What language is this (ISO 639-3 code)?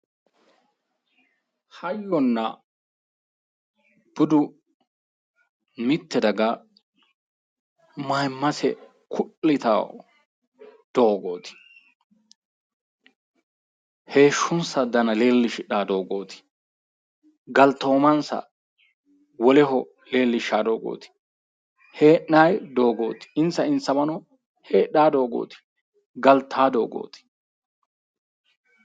sid